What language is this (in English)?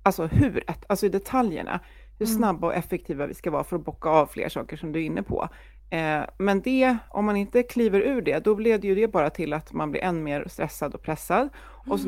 Swedish